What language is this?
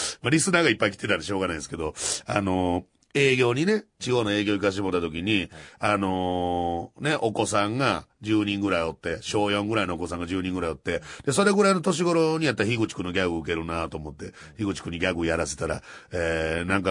Japanese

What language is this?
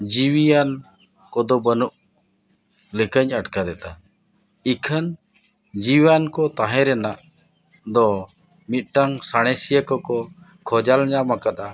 Santali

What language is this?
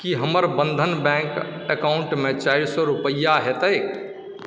Maithili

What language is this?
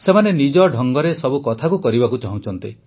Odia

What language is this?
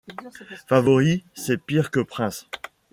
French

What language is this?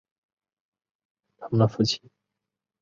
Chinese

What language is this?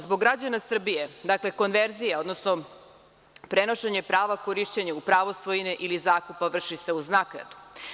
Serbian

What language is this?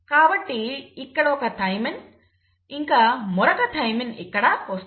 Telugu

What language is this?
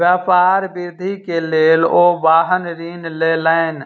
Maithili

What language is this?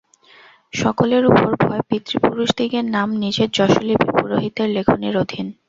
Bangla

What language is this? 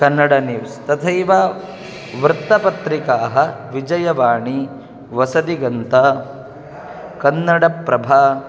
Sanskrit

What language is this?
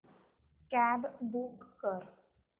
Marathi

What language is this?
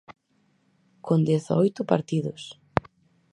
Galician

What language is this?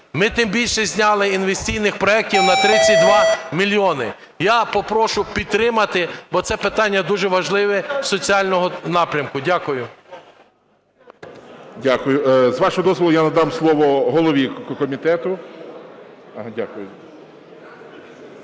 Ukrainian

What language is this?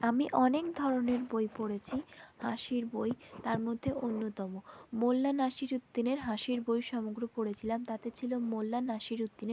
Bangla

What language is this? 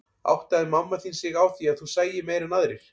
Icelandic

